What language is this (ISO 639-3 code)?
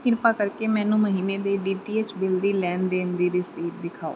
pan